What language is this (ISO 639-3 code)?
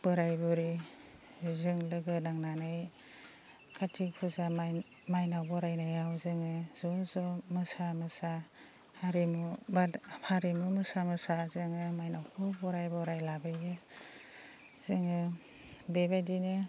brx